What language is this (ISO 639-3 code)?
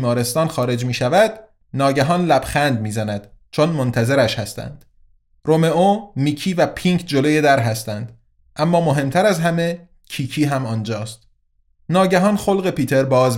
fas